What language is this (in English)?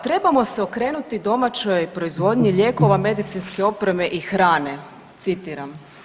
Croatian